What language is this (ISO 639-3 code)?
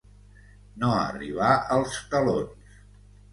cat